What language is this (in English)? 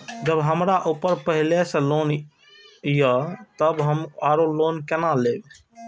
Maithili